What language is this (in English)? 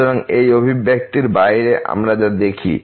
Bangla